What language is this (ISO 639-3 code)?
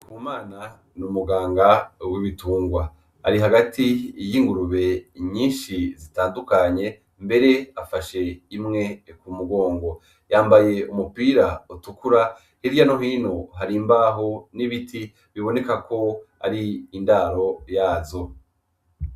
run